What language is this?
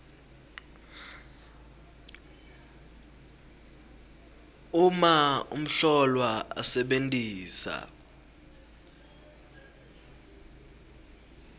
Swati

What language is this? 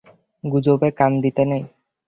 Bangla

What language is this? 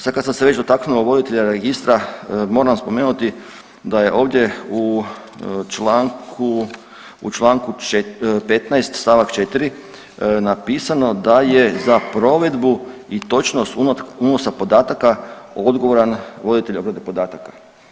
Croatian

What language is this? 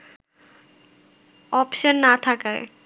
Bangla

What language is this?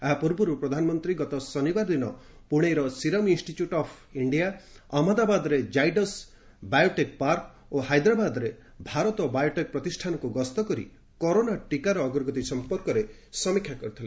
Odia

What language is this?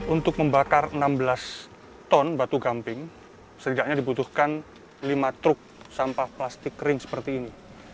Indonesian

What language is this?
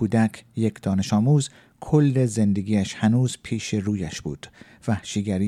Persian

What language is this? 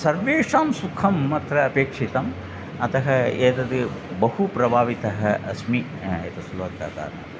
Sanskrit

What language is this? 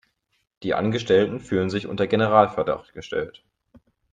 German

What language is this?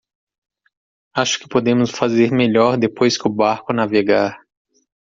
Portuguese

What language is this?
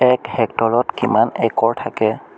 Assamese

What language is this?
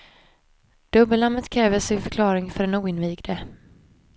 Swedish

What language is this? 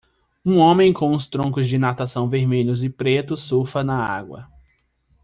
Portuguese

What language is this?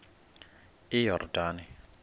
Xhosa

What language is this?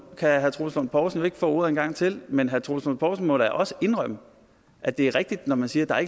Danish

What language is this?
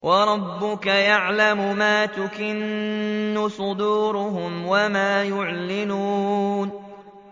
Arabic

